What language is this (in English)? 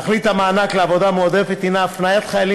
Hebrew